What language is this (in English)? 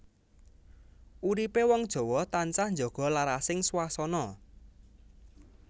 Javanese